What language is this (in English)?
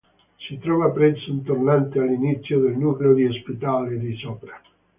Italian